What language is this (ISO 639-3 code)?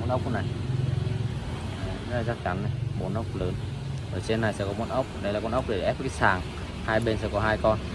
vie